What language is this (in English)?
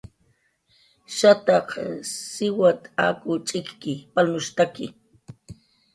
Jaqaru